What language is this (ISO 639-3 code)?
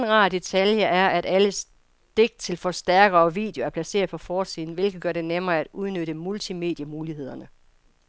dan